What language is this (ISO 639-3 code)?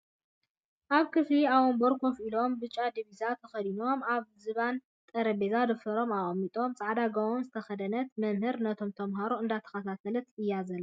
tir